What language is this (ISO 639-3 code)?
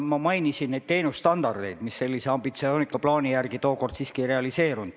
est